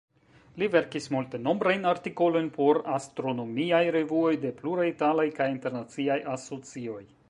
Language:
Esperanto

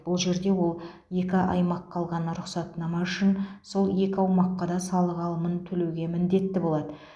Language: Kazakh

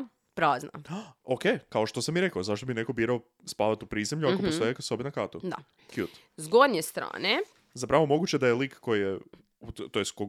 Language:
Croatian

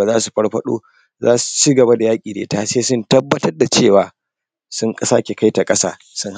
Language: Hausa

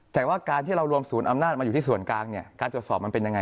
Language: Thai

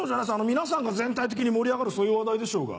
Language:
Japanese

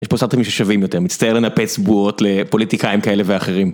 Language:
Hebrew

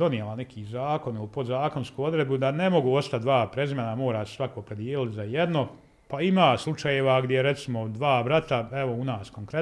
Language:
Croatian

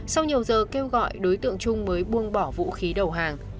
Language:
Vietnamese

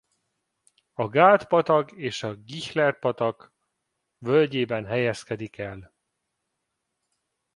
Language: Hungarian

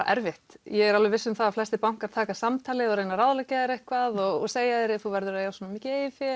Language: Icelandic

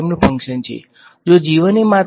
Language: Gujarati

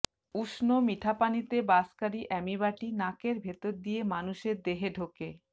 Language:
Bangla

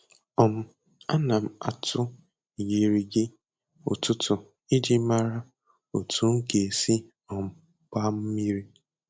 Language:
Igbo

